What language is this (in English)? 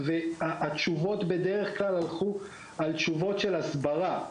Hebrew